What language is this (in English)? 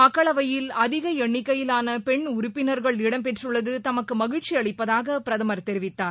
Tamil